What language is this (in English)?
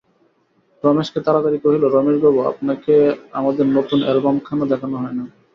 Bangla